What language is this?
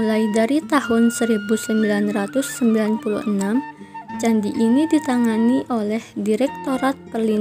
Indonesian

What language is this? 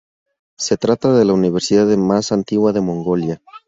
Spanish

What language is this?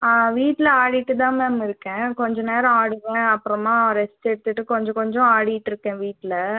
Tamil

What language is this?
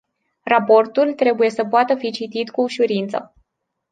Romanian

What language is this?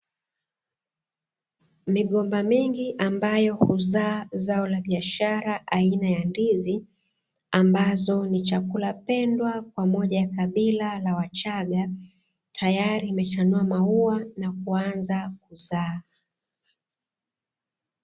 Swahili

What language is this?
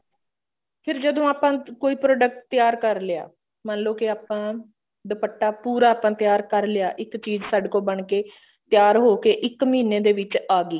Punjabi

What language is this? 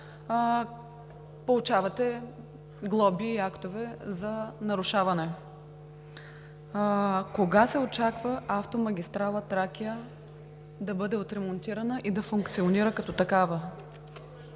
Bulgarian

